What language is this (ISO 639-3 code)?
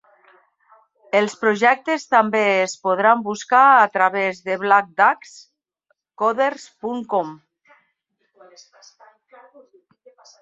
cat